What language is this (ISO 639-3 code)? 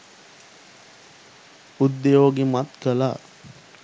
sin